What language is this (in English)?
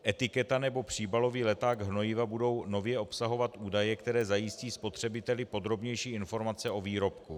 Czech